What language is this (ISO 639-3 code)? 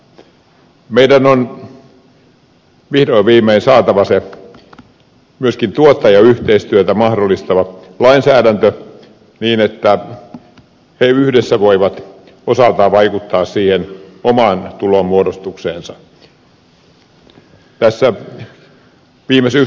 fin